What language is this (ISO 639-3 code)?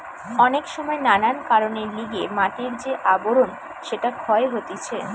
ben